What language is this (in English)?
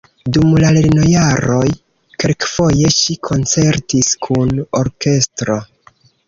Esperanto